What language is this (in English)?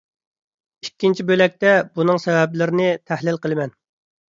Uyghur